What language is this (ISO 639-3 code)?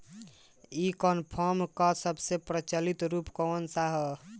bho